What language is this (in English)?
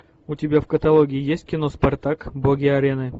Russian